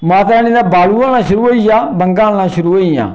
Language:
Dogri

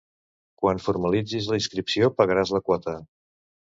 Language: Catalan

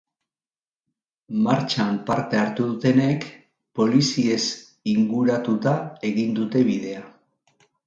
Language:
Basque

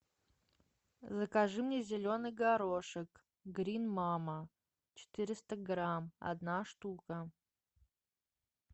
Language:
Russian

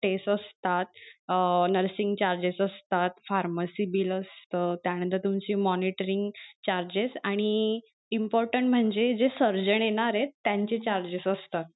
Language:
Marathi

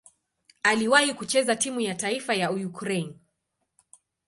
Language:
Swahili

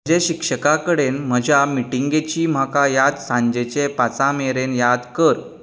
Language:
Konkani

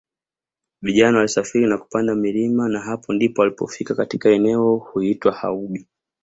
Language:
Swahili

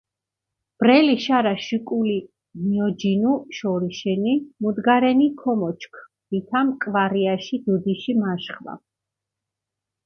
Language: Mingrelian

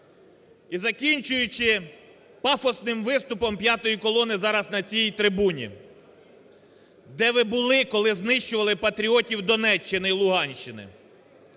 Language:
Ukrainian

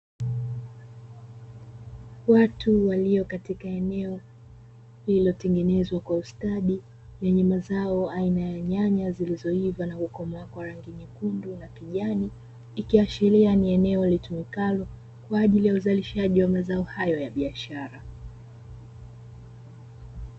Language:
Swahili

